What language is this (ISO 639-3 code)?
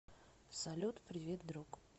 rus